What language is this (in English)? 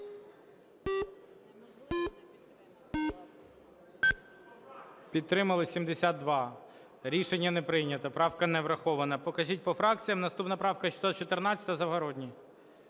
Ukrainian